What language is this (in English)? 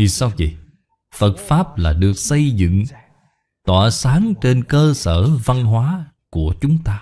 Vietnamese